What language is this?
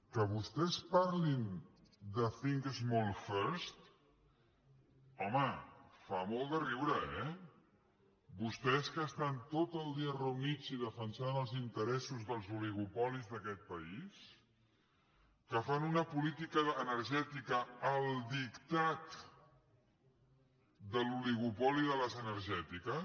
Catalan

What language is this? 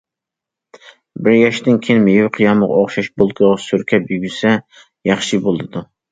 Uyghur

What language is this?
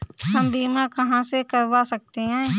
Hindi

